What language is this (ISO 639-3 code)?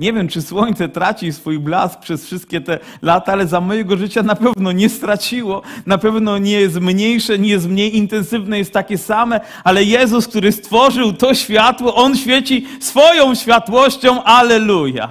pol